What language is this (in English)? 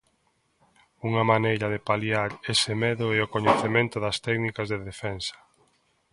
Galician